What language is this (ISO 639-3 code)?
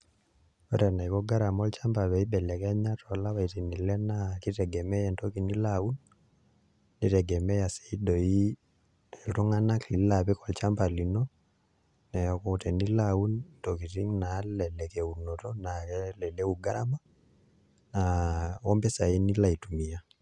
mas